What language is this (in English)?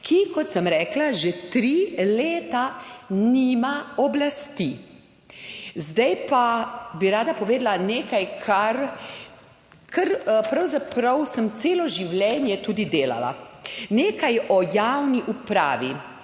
Slovenian